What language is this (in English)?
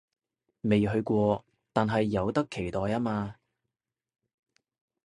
Cantonese